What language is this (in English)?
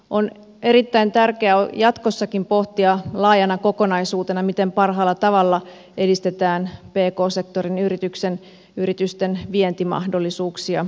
Finnish